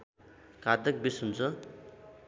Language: Nepali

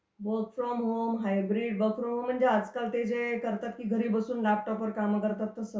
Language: Marathi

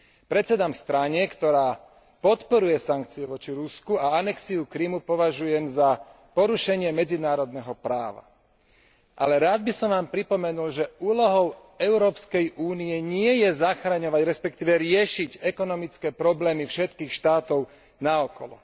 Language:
Slovak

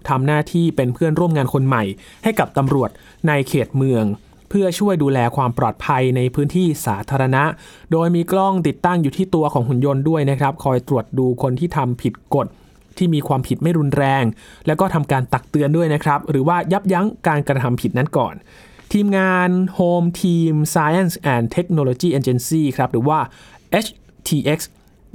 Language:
Thai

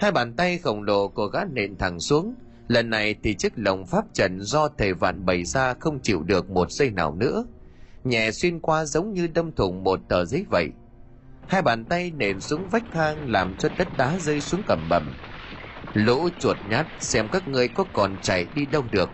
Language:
Vietnamese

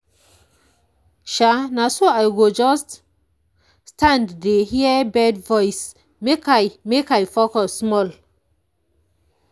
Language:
Nigerian Pidgin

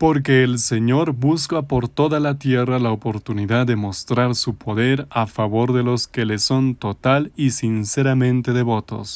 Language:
Spanish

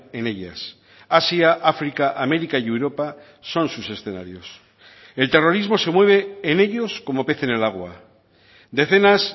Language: Spanish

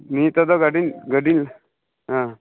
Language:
Santali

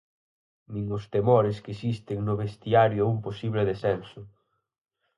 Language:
Galician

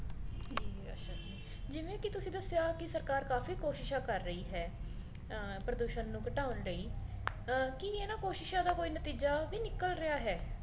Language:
Punjabi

